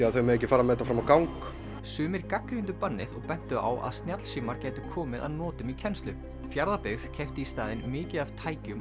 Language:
Icelandic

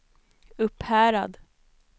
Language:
Swedish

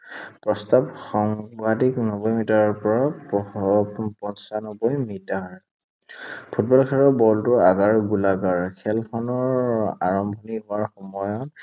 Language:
Assamese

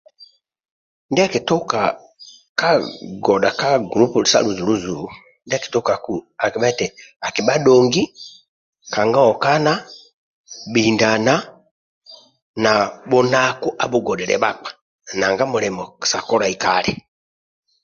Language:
Amba (Uganda)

